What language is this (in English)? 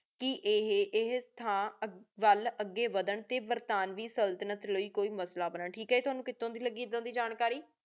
Punjabi